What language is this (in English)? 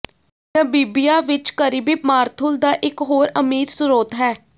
Punjabi